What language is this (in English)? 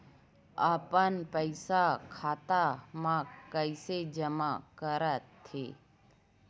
Chhattisgarhi